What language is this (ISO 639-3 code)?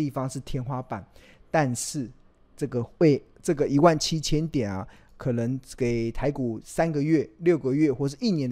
zho